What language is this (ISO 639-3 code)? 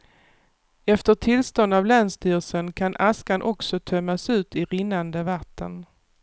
swe